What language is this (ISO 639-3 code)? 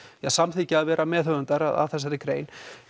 isl